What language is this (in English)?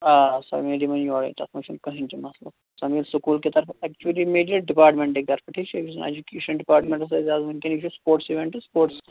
Kashmiri